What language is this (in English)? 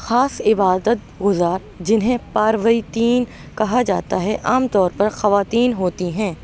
Urdu